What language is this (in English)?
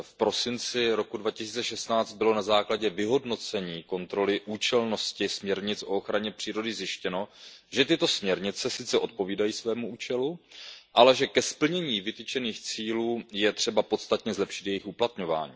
Czech